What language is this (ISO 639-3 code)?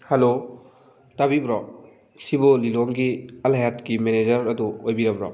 mni